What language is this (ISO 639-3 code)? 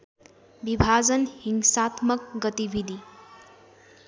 nep